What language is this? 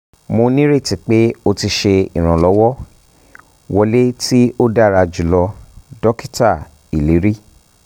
Yoruba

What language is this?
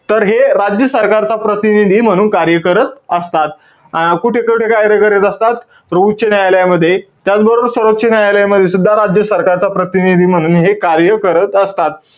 Marathi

